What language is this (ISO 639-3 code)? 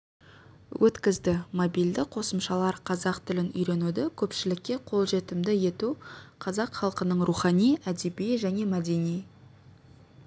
kaz